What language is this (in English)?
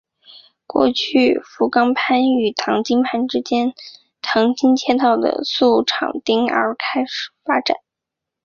Chinese